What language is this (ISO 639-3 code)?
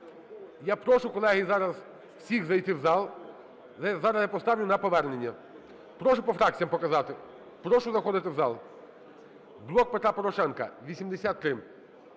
ukr